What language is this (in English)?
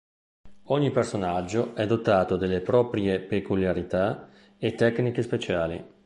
Italian